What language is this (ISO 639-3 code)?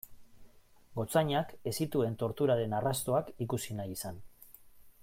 eus